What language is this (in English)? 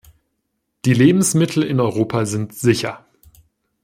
German